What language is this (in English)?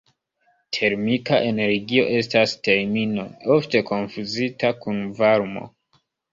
Esperanto